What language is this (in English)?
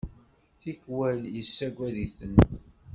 Kabyle